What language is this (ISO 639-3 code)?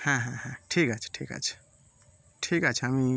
ben